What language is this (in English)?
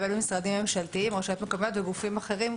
Hebrew